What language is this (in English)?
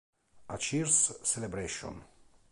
Italian